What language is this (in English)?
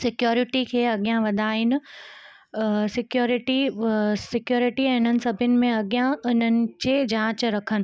Sindhi